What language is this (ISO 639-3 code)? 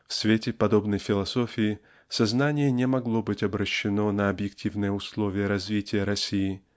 rus